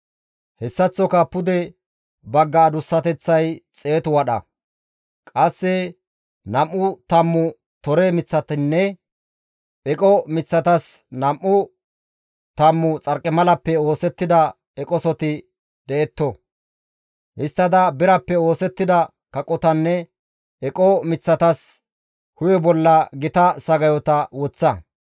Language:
Gamo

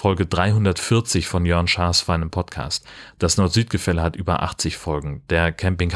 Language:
German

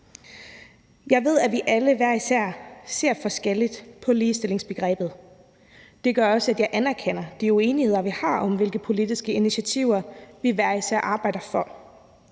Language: Danish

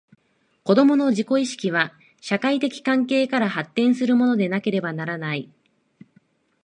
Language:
Japanese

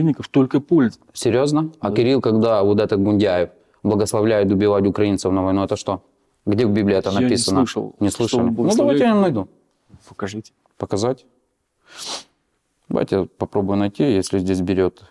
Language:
Russian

